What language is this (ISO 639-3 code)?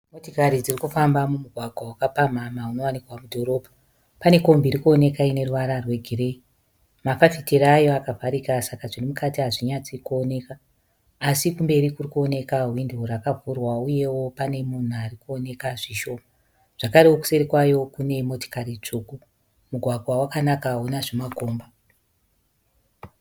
sna